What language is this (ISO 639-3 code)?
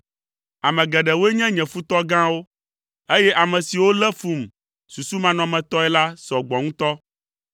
ewe